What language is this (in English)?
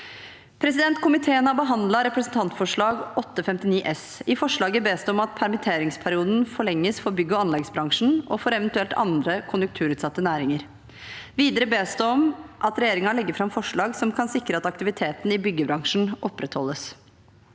Norwegian